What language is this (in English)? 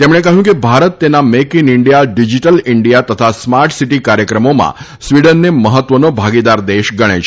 Gujarati